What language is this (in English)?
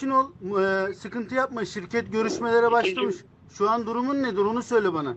Turkish